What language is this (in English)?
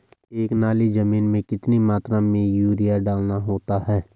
Hindi